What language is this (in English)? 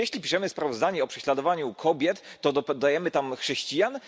Polish